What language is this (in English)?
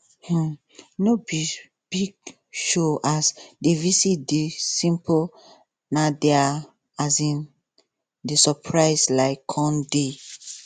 Nigerian Pidgin